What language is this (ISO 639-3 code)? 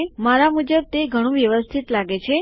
guj